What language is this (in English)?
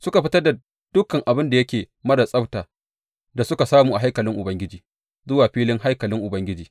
Hausa